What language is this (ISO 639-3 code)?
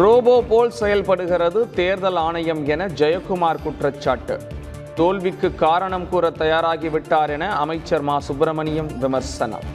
tam